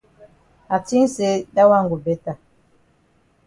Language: Cameroon Pidgin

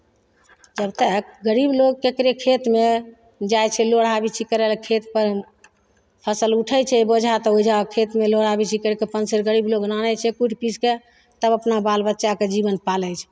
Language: Maithili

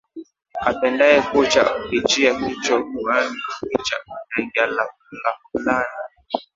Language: Swahili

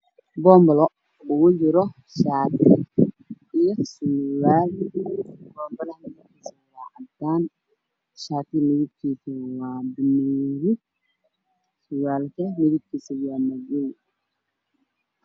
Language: Somali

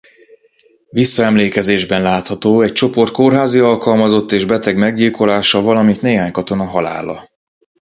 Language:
Hungarian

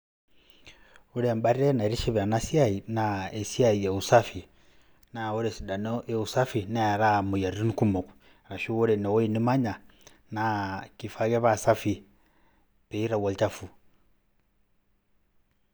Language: Masai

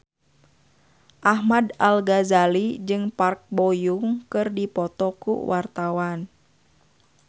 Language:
Sundanese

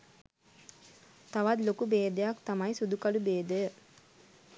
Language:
Sinhala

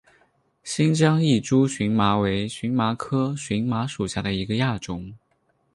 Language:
Chinese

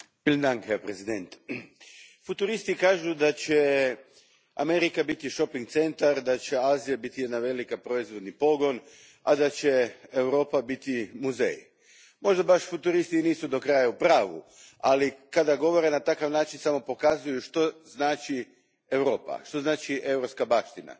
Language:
Croatian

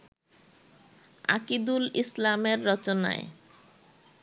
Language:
Bangla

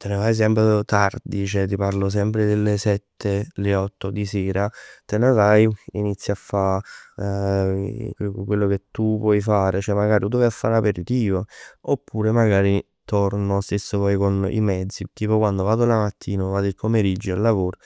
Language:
Neapolitan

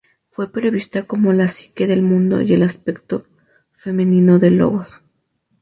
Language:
Spanish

